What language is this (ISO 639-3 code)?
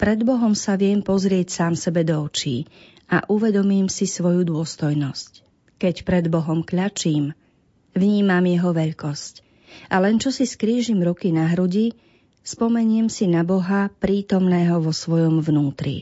slk